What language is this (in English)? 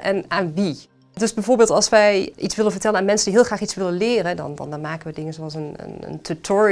Dutch